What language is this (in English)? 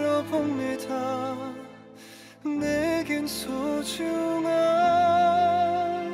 Korean